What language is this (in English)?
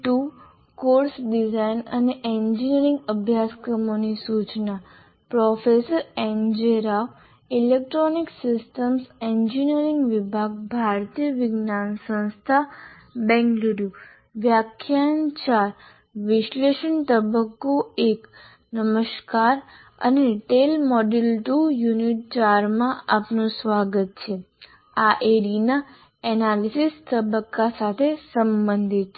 Gujarati